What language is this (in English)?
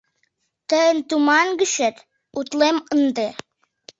Mari